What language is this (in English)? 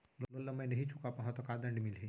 Chhattisgarhi